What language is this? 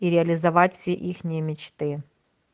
Russian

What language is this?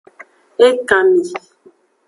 Aja (Benin)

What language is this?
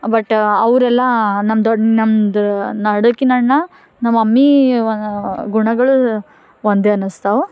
Kannada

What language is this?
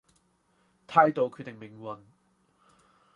Cantonese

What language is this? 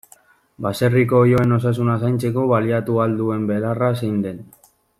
Basque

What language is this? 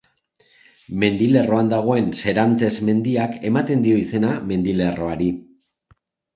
Basque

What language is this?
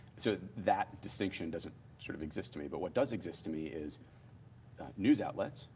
English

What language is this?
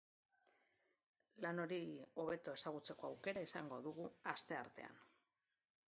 Basque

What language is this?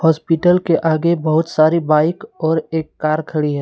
Hindi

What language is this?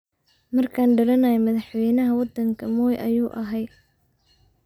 Somali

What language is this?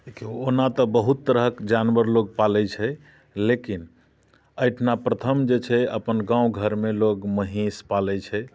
Maithili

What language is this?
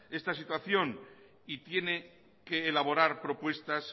Spanish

